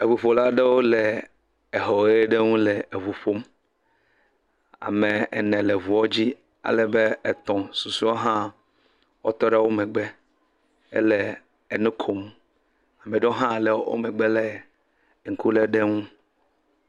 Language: Ewe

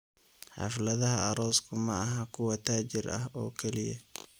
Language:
Somali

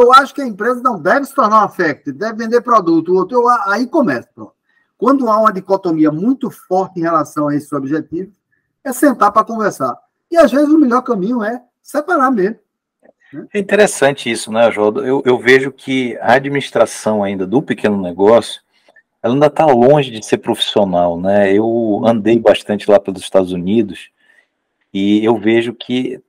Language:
Portuguese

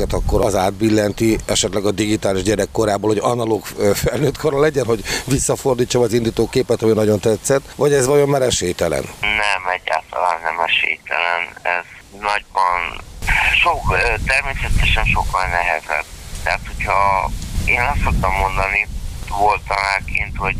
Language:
Hungarian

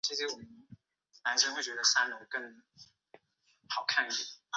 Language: Chinese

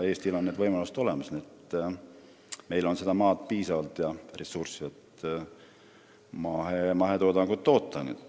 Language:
Estonian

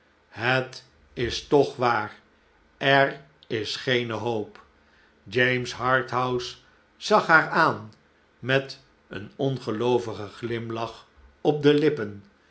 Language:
Dutch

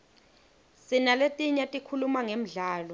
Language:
Swati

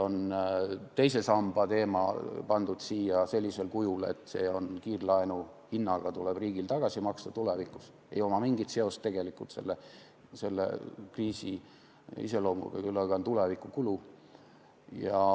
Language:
Estonian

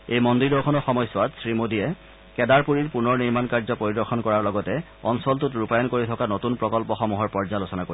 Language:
Assamese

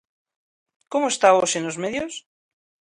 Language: Galician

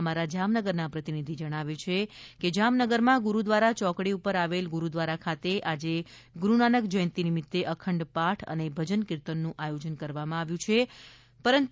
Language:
Gujarati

